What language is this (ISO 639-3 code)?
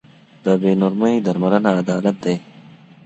pus